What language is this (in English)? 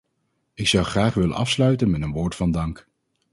Dutch